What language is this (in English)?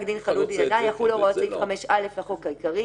Hebrew